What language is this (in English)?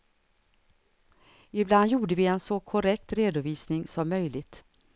Swedish